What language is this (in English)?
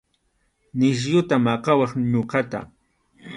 Arequipa-La Unión Quechua